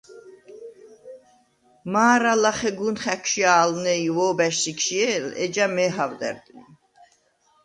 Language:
Svan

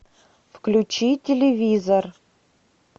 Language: Russian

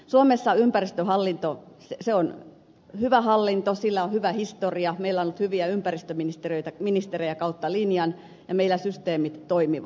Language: Finnish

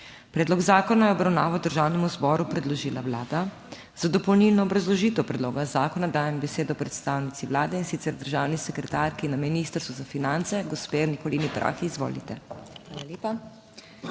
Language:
Slovenian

